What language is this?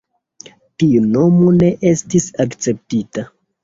Esperanto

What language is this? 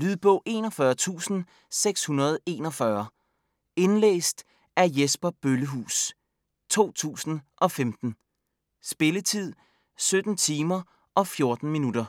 Danish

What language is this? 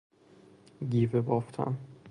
Persian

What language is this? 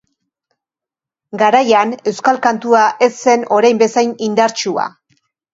Basque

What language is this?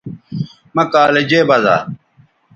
Bateri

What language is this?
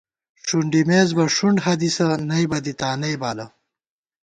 Gawar-Bati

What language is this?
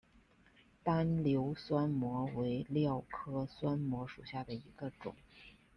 Chinese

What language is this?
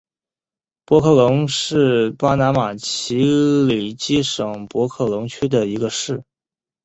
Chinese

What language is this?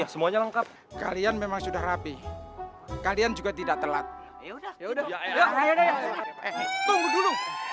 Indonesian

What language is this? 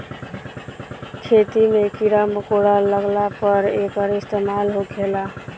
Bhojpuri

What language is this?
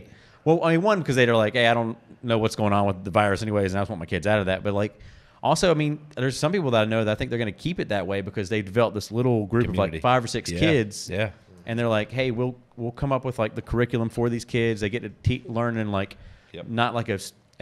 English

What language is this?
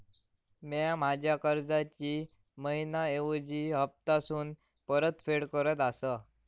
Marathi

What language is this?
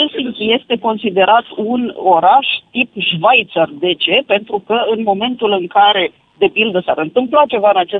Romanian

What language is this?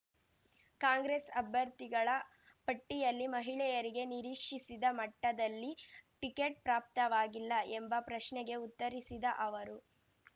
Kannada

